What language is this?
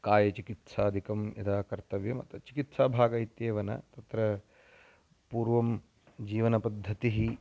Sanskrit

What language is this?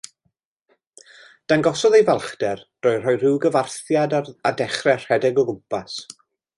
Welsh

